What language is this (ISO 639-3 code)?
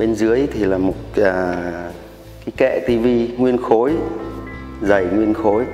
vie